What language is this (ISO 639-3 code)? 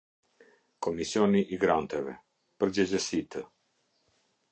sqi